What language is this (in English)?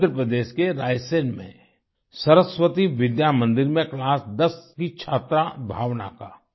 Hindi